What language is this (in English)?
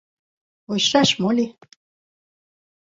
Mari